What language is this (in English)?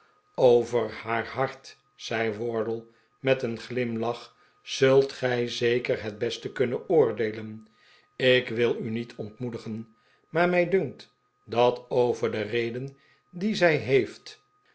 Dutch